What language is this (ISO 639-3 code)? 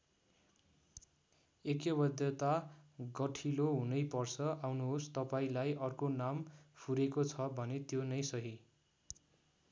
nep